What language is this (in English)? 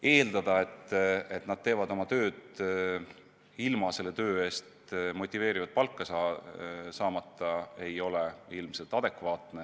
Estonian